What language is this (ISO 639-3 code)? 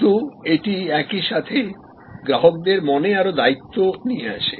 ben